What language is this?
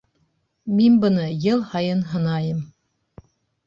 Bashkir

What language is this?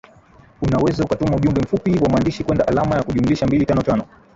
Swahili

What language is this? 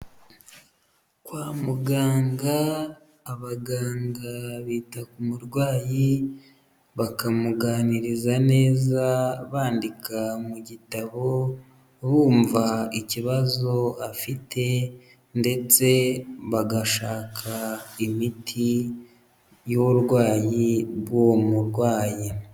Kinyarwanda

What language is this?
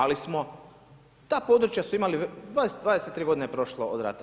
Croatian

